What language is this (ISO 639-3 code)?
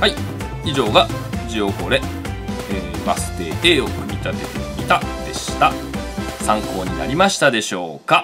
jpn